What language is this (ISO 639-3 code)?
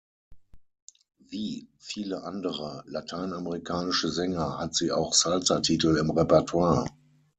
deu